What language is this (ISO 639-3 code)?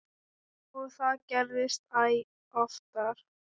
isl